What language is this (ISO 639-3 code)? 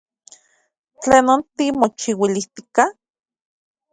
ncx